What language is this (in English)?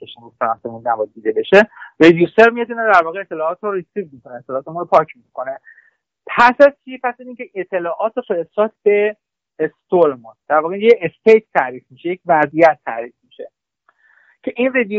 Persian